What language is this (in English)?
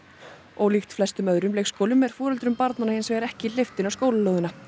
Icelandic